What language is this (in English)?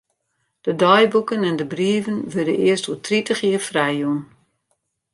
Western Frisian